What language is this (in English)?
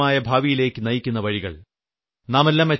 Malayalam